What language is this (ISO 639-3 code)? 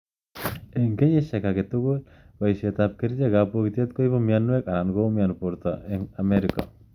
kln